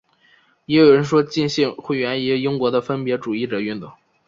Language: Chinese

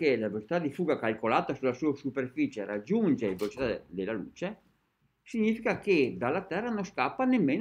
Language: Italian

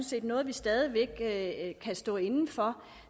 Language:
Danish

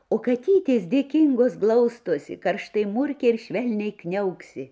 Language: Lithuanian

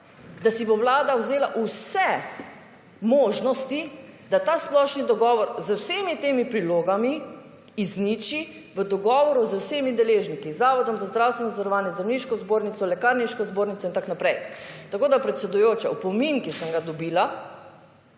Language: Slovenian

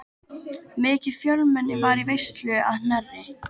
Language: Icelandic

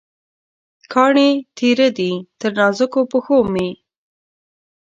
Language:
Pashto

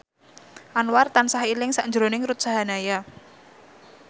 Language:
Javanese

